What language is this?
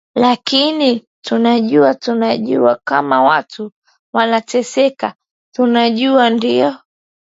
Swahili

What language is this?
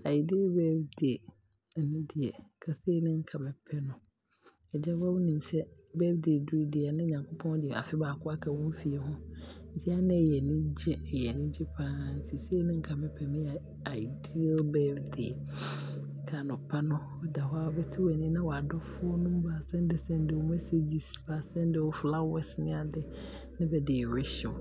Abron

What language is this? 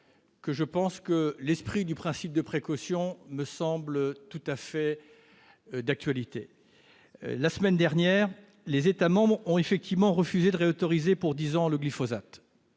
French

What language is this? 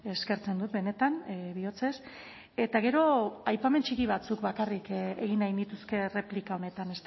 Basque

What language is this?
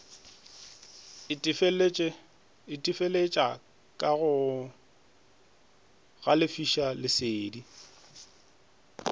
Northern Sotho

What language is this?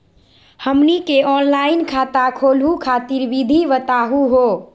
Magahi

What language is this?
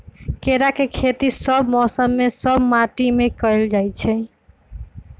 Magahi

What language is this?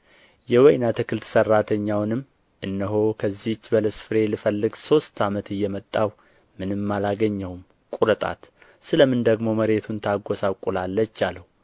Amharic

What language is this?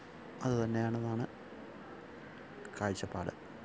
Malayalam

